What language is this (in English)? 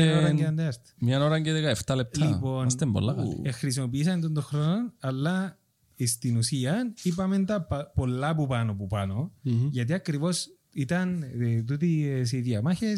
Greek